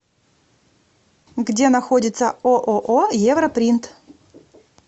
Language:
Russian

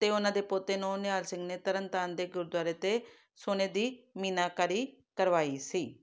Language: Punjabi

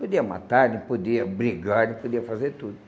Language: Portuguese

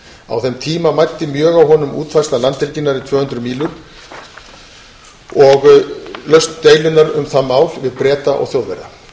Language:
Icelandic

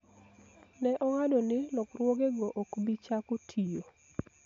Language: Luo (Kenya and Tanzania)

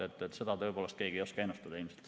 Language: Estonian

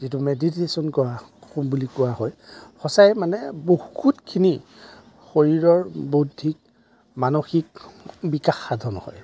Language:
Assamese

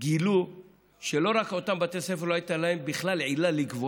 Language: Hebrew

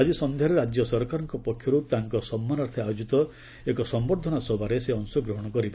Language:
Odia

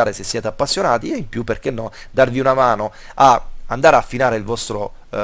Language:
Italian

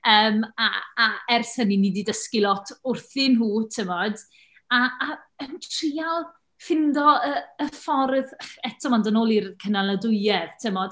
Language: Welsh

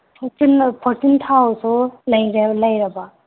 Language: Manipuri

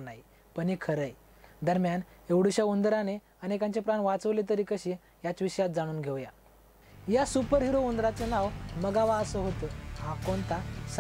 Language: Romanian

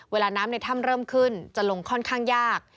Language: Thai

